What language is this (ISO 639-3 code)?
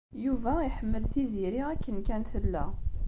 kab